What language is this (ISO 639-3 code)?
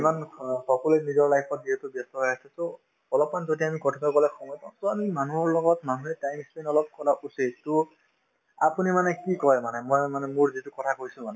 asm